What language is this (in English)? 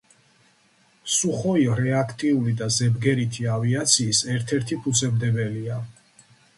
Georgian